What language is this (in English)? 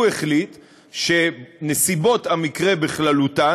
Hebrew